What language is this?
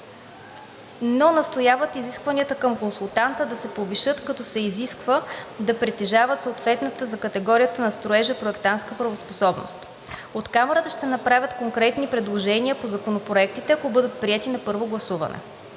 Bulgarian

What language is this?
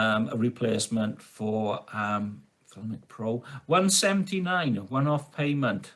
English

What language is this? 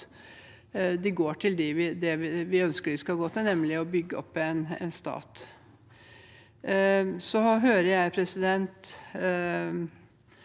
Norwegian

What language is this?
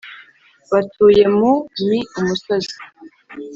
Kinyarwanda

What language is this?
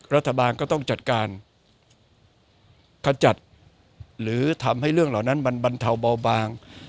Thai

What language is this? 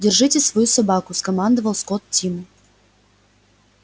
Russian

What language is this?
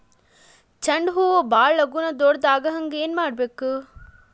Kannada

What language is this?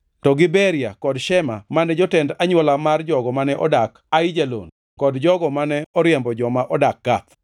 Luo (Kenya and Tanzania)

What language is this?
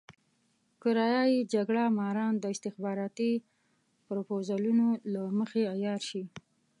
Pashto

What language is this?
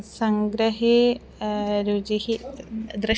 Sanskrit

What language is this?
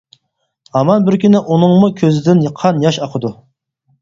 Uyghur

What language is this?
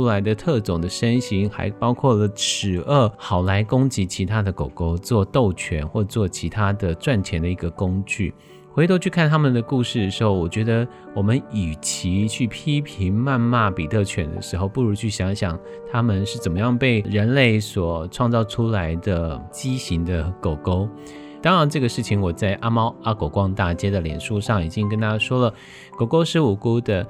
Chinese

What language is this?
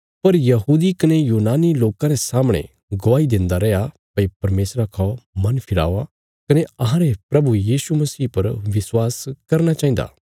Bilaspuri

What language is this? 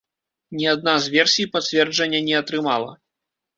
Belarusian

